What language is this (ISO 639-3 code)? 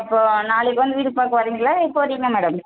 tam